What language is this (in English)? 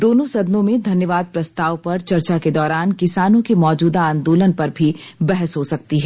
Hindi